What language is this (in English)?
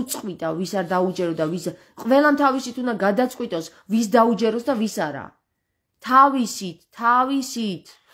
Romanian